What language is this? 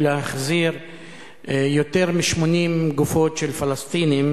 Hebrew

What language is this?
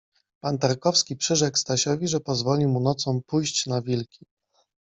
Polish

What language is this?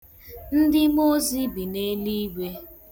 Igbo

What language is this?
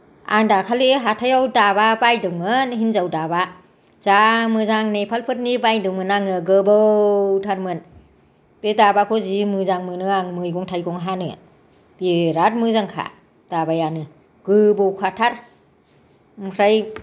Bodo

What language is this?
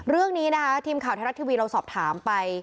Thai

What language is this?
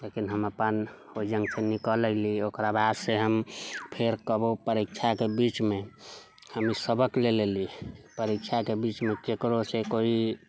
Maithili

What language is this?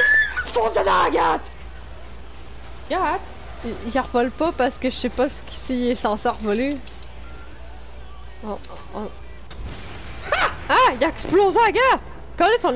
French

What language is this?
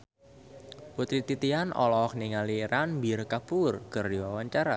Sundanese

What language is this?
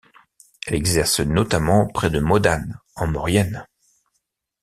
French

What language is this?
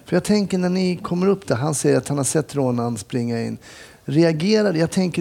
Swedish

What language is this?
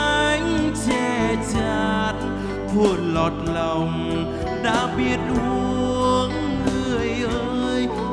Vietnamese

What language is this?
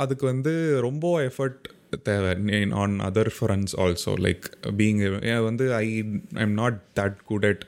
Tamil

